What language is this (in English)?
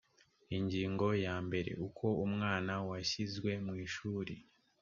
Kinyarwanda